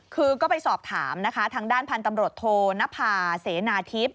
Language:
Thai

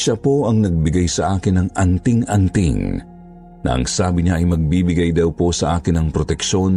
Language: Filipino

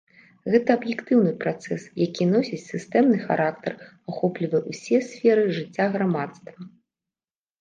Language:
Belarusian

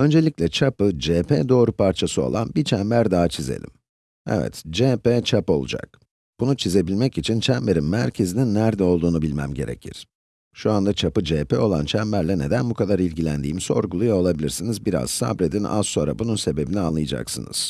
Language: Turkish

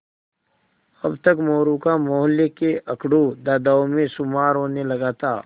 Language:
Hindi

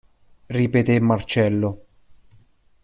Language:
Italian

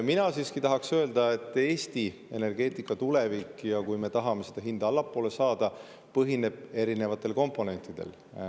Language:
Estonian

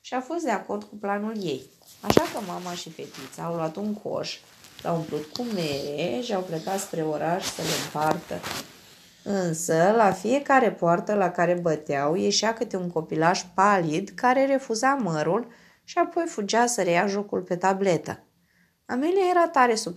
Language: Romanian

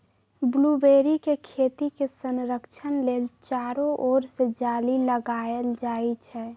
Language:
Magahi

